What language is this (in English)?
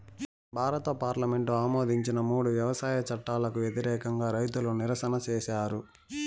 Telugu